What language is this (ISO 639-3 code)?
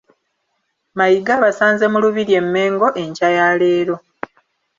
lug